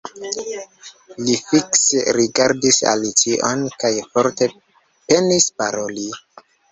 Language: Esperanto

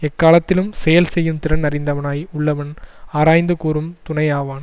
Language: Tamil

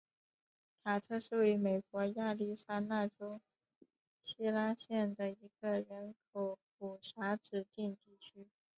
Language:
Chinese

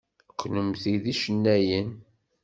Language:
Kabyle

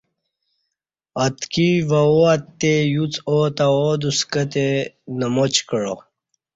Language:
Kati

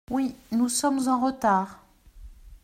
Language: French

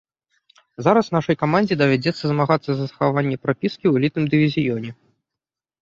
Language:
Belarusian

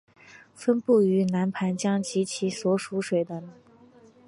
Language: Chinese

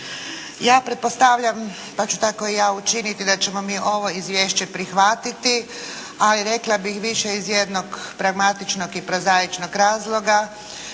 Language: Croatian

